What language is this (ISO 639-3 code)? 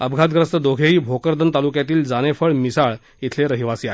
mar